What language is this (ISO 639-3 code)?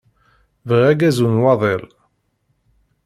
kab